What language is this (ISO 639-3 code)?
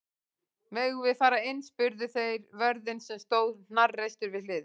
isl